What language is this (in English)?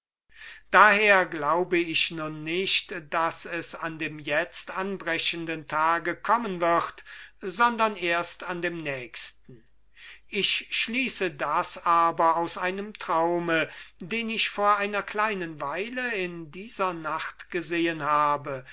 German